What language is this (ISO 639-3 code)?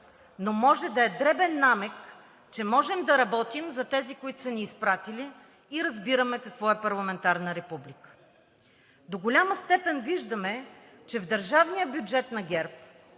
bul